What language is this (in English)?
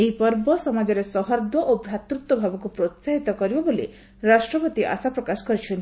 Odia